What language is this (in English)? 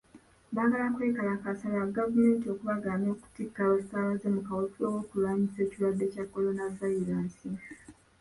Ganda